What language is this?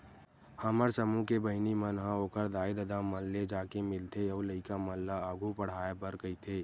Chhattisgarhi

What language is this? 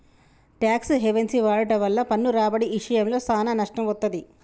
Telugu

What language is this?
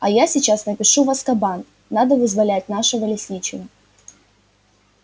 Russian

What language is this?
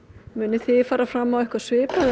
Icelandic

